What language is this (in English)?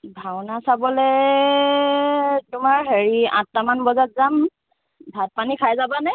Assamese